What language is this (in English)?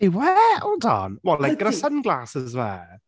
Welsh